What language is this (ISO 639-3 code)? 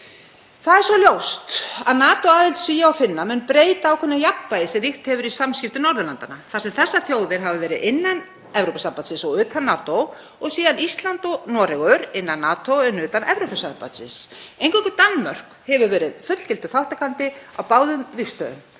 isl